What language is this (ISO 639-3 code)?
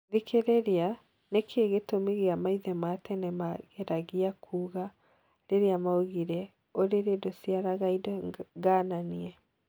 kik